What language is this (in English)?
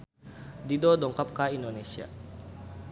Sundanese